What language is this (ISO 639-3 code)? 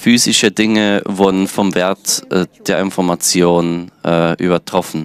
deu